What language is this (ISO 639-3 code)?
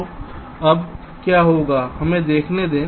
hin